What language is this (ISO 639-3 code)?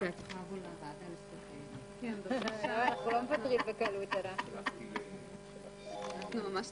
heb